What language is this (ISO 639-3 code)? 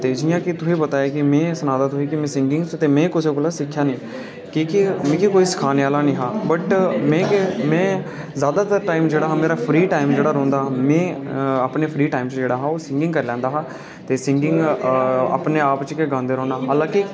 doi